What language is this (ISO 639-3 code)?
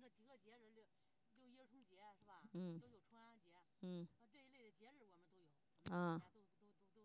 zho